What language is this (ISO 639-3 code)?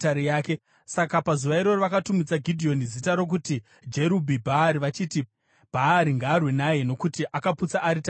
sna